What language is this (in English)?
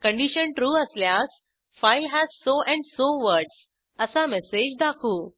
Marathi